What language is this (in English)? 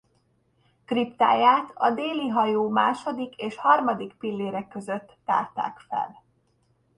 Hungarian